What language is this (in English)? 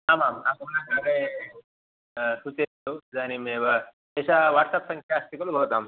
Sanskrit